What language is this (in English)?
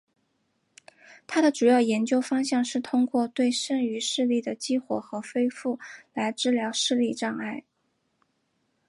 Chinese